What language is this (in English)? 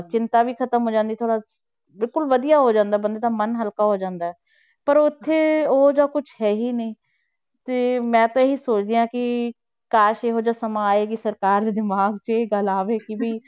Punjabi